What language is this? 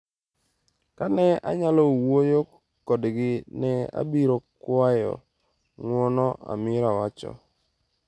Luo (Kenya and Tanzania)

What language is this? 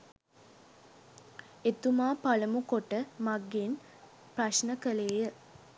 Sinhala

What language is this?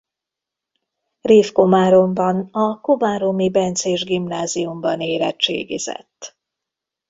Hungarian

